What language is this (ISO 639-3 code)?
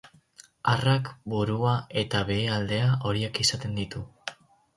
eus